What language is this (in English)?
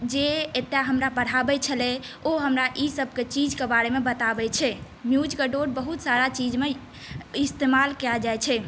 Maithili